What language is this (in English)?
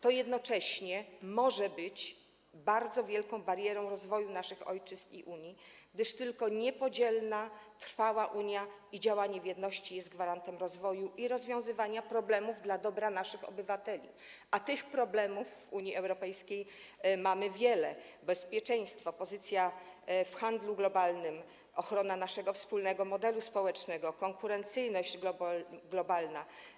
Polish